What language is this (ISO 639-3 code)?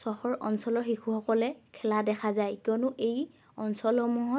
asm